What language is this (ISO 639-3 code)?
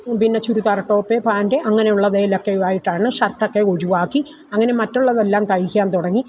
mal